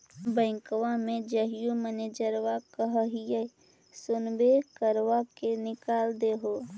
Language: Magahi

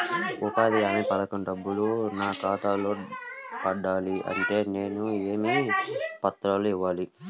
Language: Telugu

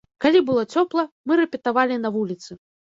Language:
Belarusian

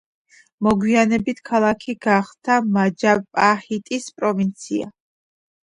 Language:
Georgian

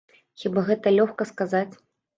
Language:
Belarusian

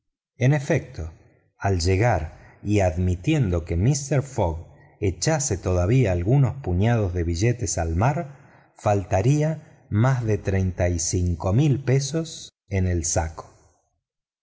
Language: Spanish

